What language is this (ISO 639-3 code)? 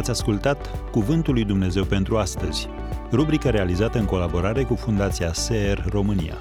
ron